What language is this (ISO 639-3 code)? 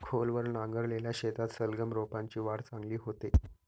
mar